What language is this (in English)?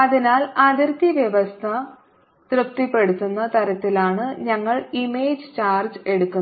Malayalam